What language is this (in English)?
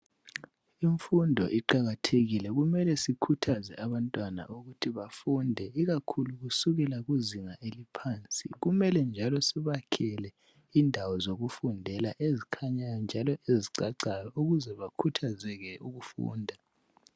North Ndebele